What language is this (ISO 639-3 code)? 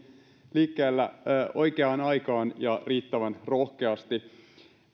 fin